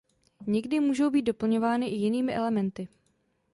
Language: Czech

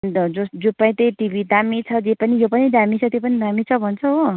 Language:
Nepali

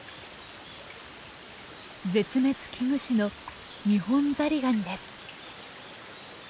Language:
Japanese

